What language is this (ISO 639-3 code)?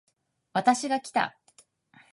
jpn